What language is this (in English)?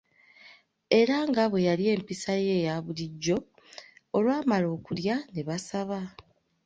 Ganda